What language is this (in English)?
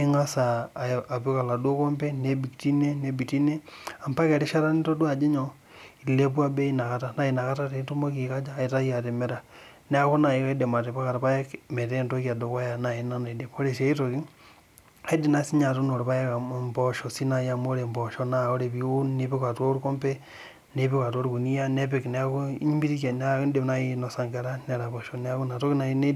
Masai